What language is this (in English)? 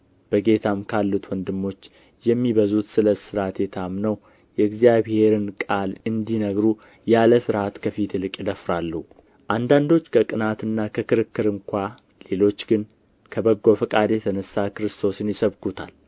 Amharic